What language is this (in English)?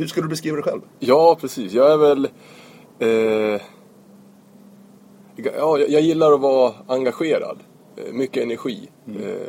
Swedish